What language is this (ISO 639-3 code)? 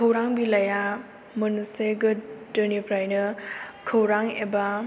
brx